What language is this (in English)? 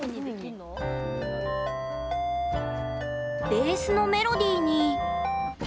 Japanese